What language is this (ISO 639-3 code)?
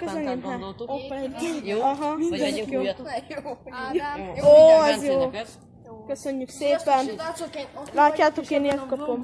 hun